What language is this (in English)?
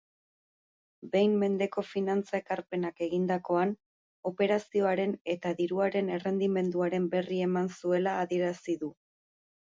Basque